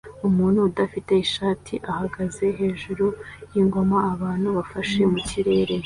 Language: Kinyarwanda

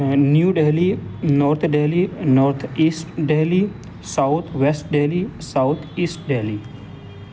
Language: Urdu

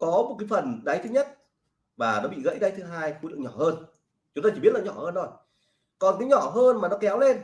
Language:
Vietnamese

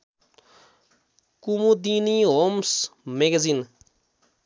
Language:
Nepali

